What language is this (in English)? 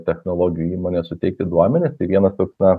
Lithuanian